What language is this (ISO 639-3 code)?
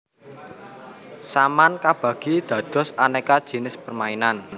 jav